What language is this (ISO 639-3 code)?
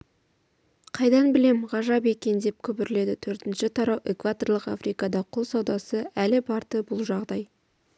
kaz